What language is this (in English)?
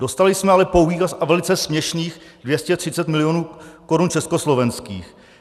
Czech